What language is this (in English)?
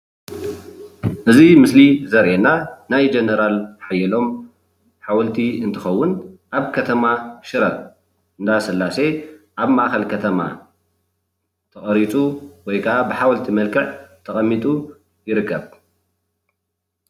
Tigrinya